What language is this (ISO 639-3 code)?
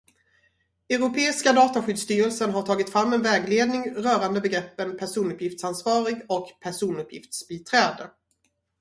swe